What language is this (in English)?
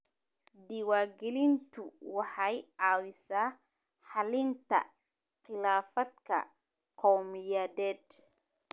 Somali